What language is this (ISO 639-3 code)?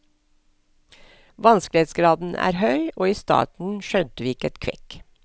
nor